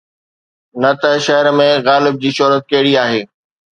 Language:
Sindhi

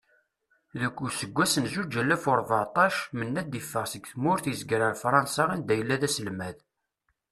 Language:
Kabyle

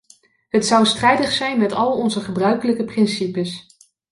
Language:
Dutch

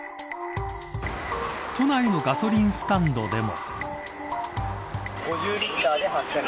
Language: Japanese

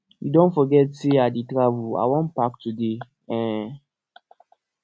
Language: Nigerian Pidgin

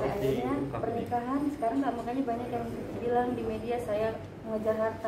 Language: Indonesian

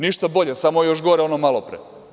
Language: Serbian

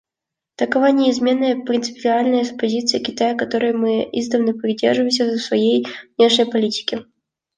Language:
Russian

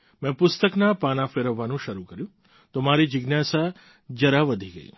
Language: Gujarati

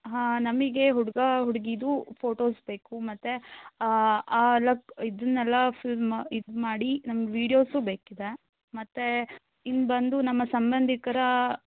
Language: Kannada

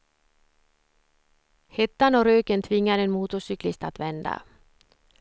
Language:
Swedish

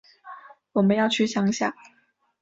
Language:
Chinese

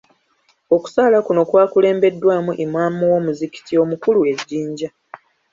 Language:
Ganda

